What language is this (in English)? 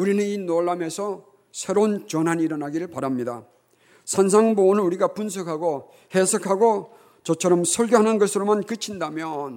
Korean